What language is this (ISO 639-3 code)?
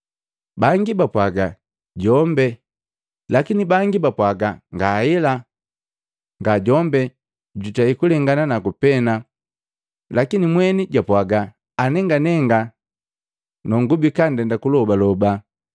mgv